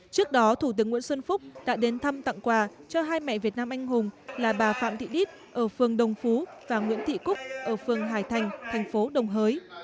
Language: Vietnamese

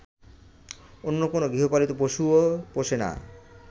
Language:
Bangla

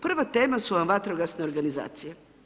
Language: Croatian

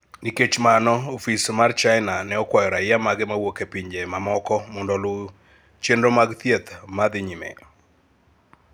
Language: Luo (Kenya and Tanzania)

